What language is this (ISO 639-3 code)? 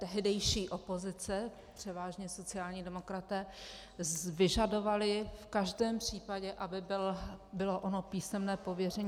ces